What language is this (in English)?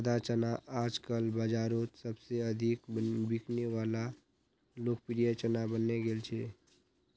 Magahi